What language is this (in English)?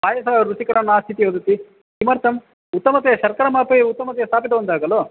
Sanskrit